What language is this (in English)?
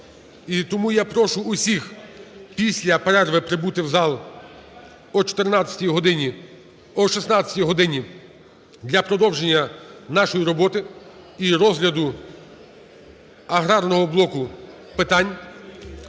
Ukrainian